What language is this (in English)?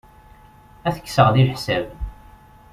Kabyle